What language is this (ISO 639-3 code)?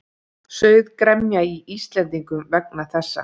isl